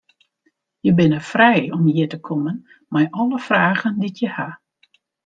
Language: Western Frisian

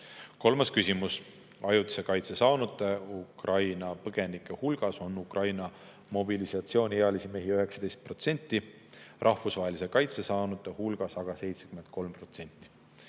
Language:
Estonian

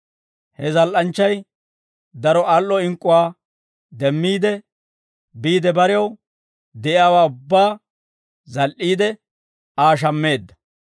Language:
Dawro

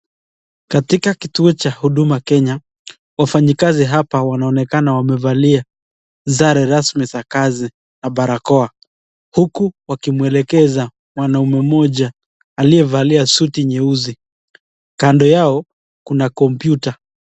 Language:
Swahili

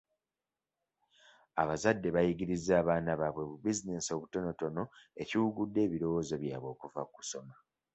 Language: Ganda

